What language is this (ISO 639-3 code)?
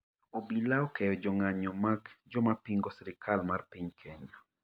luo